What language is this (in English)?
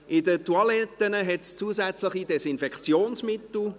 Swiss German